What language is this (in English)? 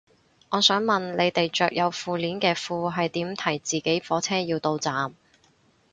Cantonese